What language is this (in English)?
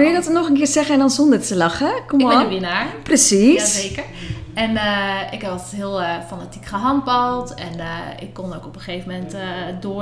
Dutch